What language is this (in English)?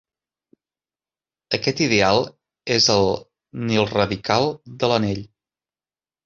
Catalan